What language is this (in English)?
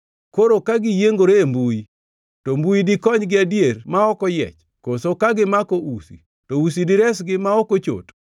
Luo (Kenya and Tanzania)